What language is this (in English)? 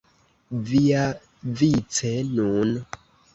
Esperanto